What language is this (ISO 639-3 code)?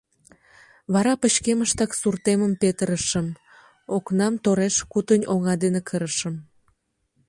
chm